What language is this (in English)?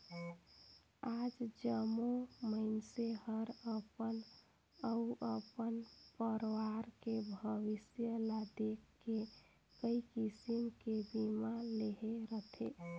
Chhattisgarhi